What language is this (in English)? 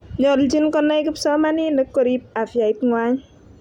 Kalenjin